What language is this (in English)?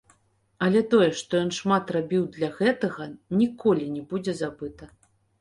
Belarusian